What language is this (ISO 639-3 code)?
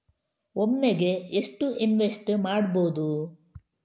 kan